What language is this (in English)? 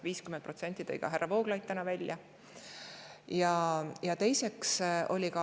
Estonian